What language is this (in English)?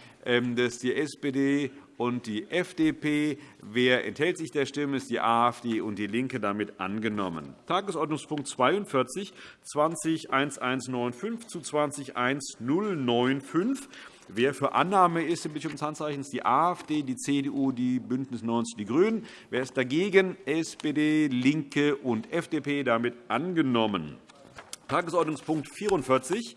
German